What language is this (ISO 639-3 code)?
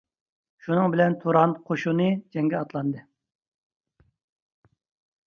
uig